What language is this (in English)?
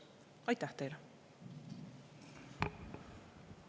Estonian